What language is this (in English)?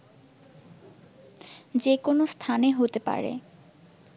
Bangla